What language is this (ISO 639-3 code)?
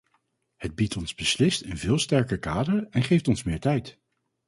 nld